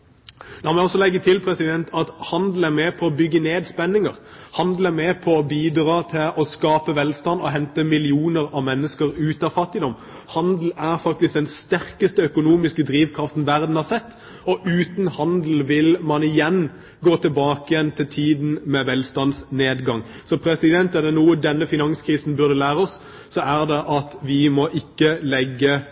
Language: Norwegian Bokmål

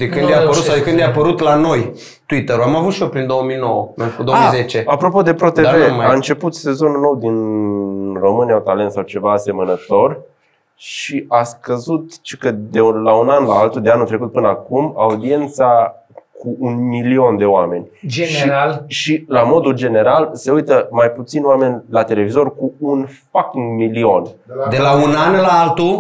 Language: Romanian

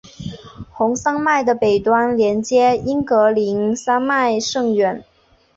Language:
Chinese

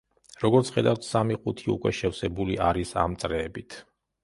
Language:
Georgian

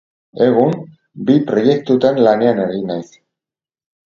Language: Basque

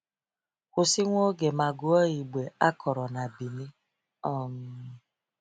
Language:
Igbo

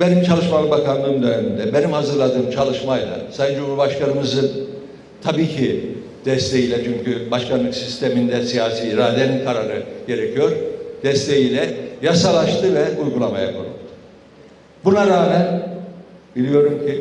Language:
Turkish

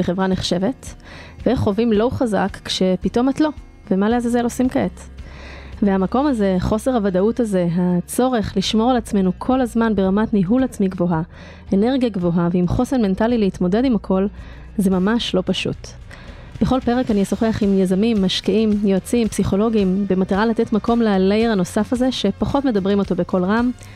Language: Hebrew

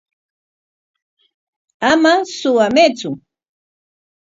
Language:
Corongo Ancash Quechua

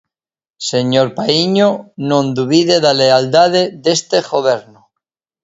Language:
Galician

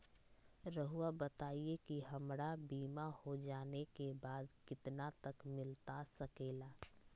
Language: Magahi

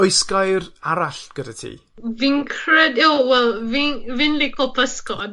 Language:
Welsh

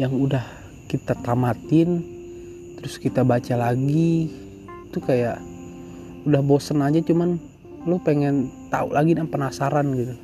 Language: Indonesian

